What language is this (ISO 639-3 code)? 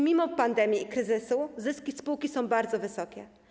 pol